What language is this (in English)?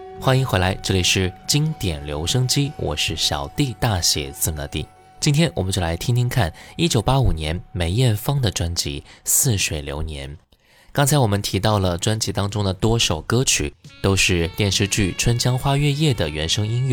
Chinese